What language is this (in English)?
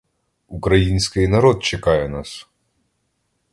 Ukrainian